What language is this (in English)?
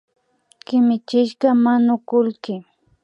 Imbabura Highland Quichua